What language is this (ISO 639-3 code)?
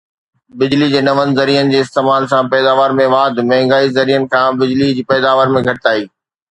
snd